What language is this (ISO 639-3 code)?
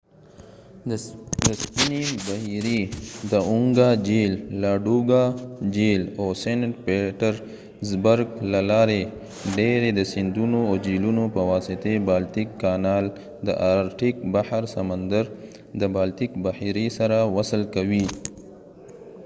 pus